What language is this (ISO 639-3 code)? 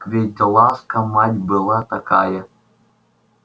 rus